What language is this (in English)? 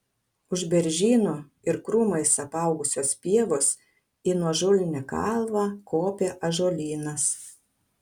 Lithuanian